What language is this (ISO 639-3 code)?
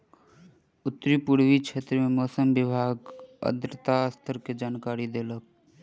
mai